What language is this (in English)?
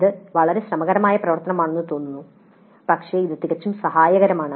Malayalam